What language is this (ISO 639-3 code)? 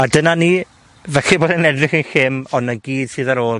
cym